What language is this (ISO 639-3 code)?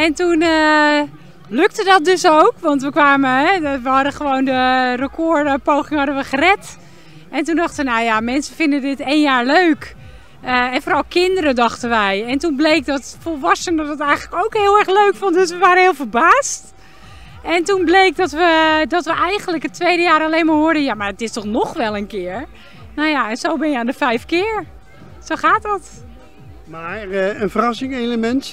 nld